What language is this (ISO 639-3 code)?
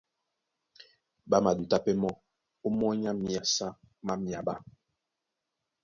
dua